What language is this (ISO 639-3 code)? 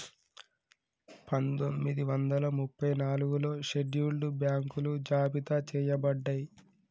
tel